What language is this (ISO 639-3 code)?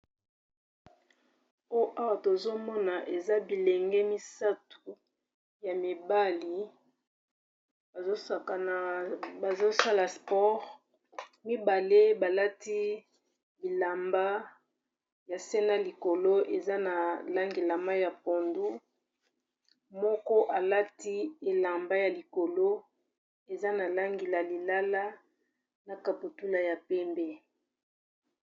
lin